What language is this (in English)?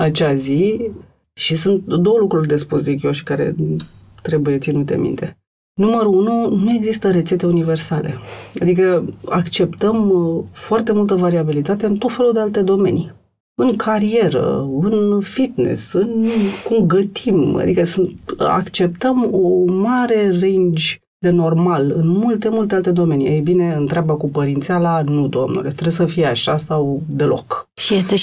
Romanian